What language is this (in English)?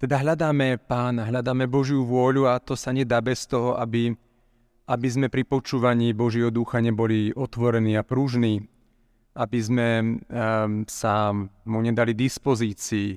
Slovak